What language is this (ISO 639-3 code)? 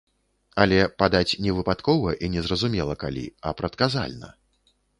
bel